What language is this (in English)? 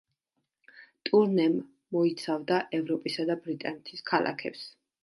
Georgian